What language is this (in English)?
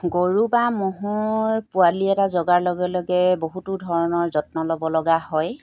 Assamese